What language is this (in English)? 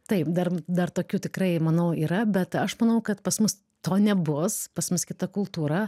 Lithuanian